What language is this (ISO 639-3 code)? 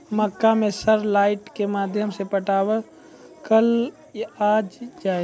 mai